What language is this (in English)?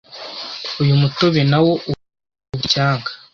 Kinyarwanda